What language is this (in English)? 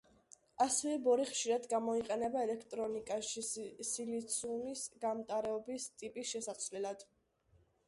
Georgian